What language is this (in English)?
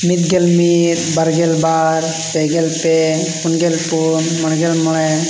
Santali